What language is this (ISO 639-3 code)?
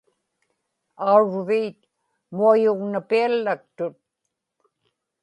ipk